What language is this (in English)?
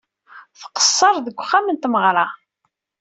Kabyle